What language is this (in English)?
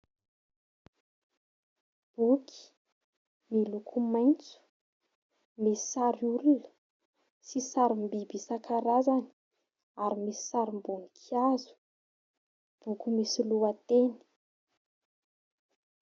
Malagasy